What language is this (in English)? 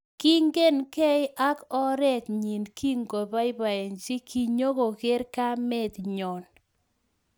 Kalenjin